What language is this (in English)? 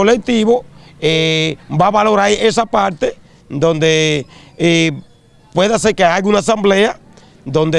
Spanish